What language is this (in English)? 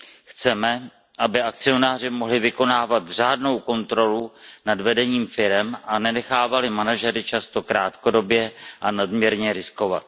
Czech